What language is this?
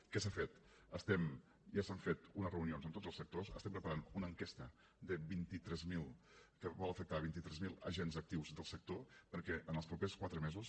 Catalan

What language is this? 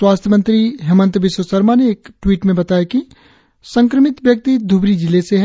Hindi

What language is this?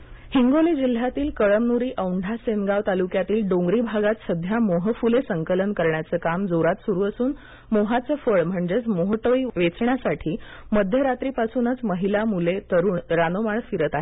Marathi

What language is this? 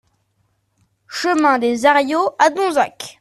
French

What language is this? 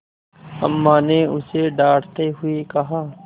Hindi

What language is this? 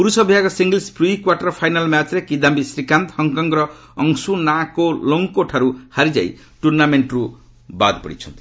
Odia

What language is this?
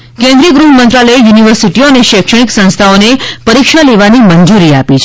Gujarati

